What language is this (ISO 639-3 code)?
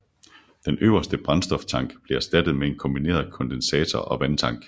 dan